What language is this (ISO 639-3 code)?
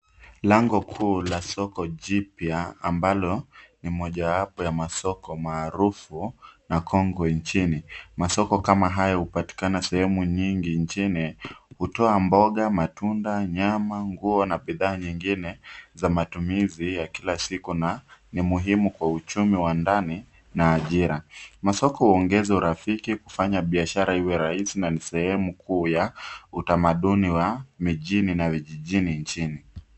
swa